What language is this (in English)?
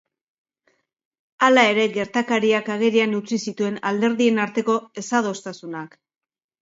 Basque